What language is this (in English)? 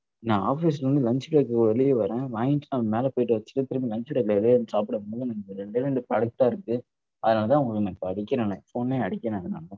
Tamil